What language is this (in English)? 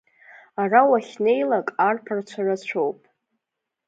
Abkhazian